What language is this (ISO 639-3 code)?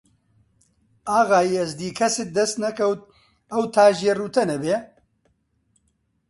ckb